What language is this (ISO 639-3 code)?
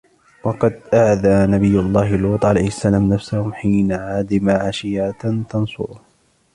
ara